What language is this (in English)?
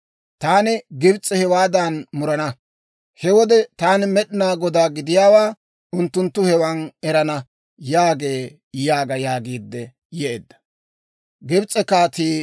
Dawro